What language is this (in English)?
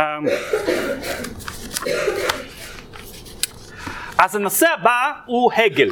Hebrew